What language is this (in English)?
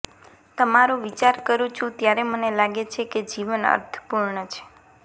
Gujarati